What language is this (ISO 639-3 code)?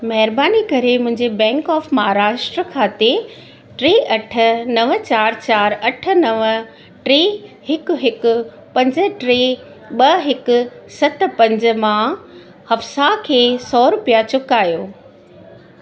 snd